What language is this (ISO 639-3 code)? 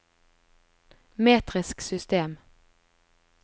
nor